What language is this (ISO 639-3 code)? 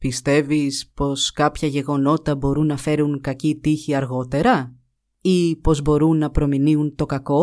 ell